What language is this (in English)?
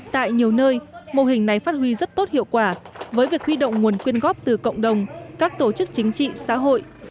Vietnamese